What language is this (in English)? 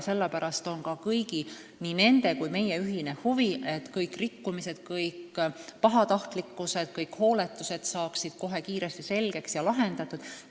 Estonian